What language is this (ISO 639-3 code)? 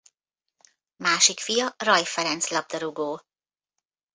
hun